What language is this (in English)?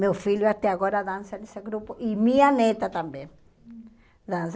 Portuguese